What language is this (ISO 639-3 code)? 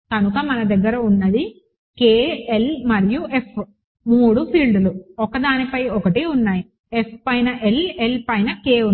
tel